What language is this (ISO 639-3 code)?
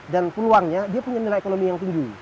ind